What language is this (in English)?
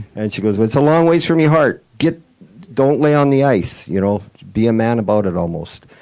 English